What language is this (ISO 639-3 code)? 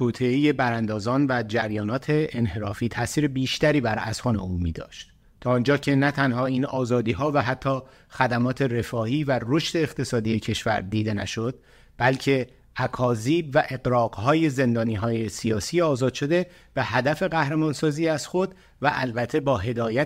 fas